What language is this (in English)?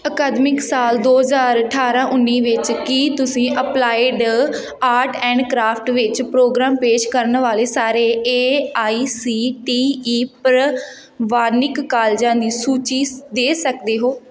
Punjabi